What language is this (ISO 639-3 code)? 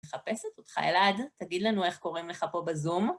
heb